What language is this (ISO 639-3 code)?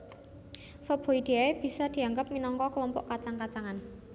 jav